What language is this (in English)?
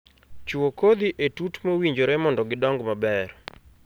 Luo (Kenya and Tanzania)